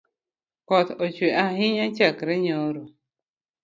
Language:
Luo (Kenya and Tanzania)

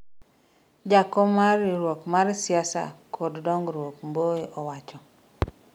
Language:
Luo (Kenya and Tanzania)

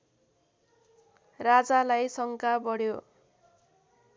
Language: Nepali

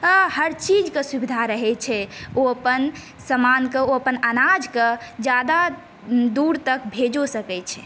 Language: Maithili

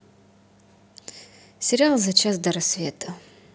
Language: Russian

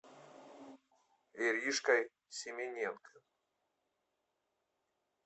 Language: Russian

